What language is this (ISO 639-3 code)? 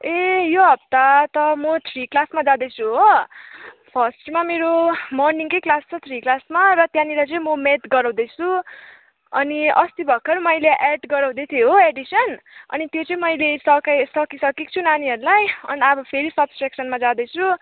nep